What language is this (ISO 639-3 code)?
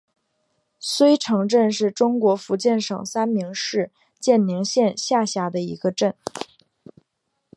zho